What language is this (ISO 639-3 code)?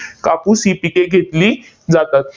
mar